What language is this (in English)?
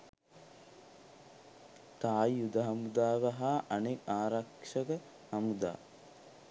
Sinhala